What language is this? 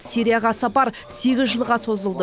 Kazakh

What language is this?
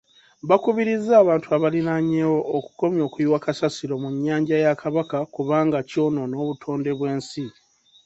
Ganda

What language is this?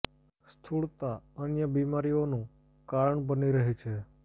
Gujarati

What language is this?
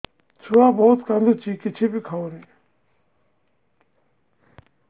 Odia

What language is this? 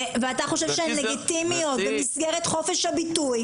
Hebrew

